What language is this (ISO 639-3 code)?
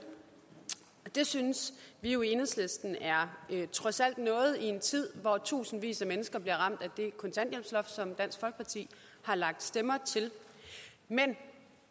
dan